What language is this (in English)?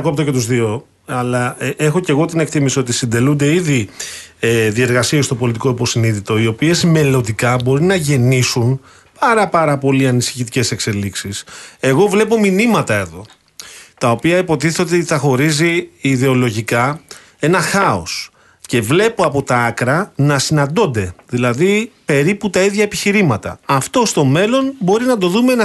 Greek